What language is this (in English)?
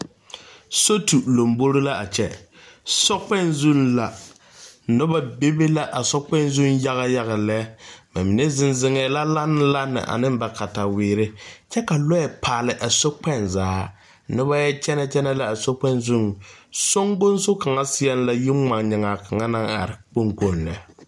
Southern Dagaare